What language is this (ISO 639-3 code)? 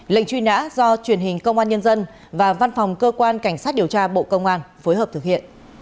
vie